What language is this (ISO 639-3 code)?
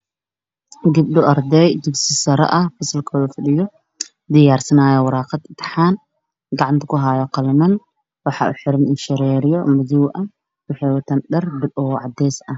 som